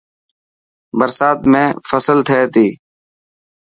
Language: Dhatki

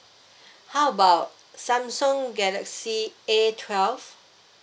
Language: English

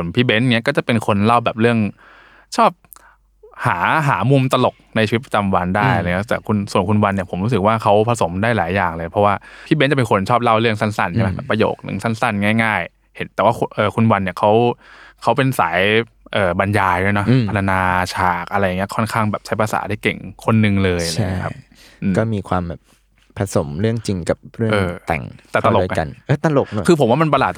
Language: Thai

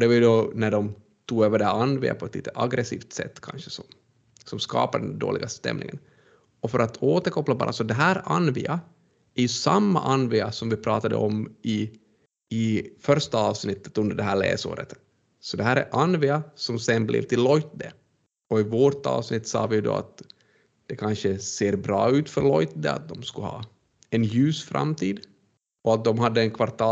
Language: Swedish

